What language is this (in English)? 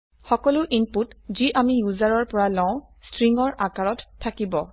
Assamese